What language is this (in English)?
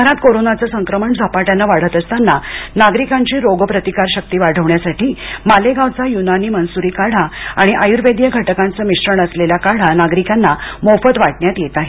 Marathi